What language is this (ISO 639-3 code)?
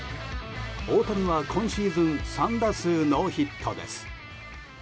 jpn